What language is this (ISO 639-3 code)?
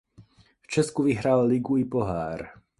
ces